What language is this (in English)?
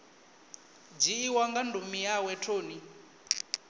Venda